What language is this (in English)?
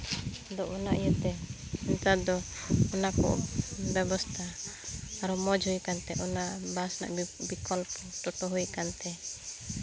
Santali